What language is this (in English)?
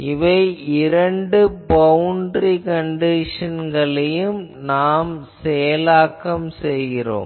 Tamil